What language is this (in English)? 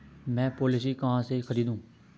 Hindi